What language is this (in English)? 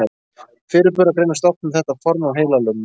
Icelandic